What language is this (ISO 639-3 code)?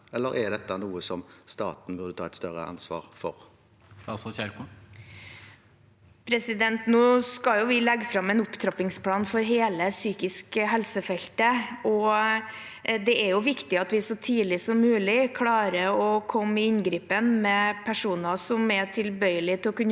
nor